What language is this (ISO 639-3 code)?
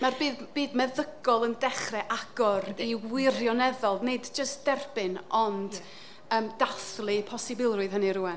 cym